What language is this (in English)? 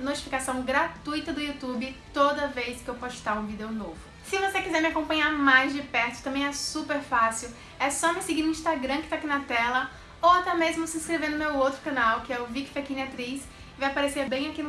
Portuguese